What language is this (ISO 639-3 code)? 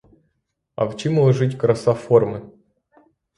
ukr